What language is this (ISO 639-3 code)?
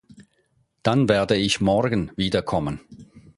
deu